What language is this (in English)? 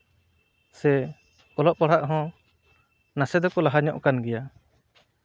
Santali